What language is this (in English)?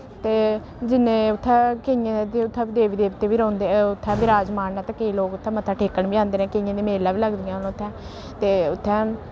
Dogri